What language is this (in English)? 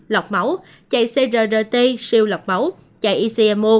Vietnamese